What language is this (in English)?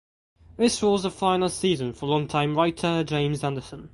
English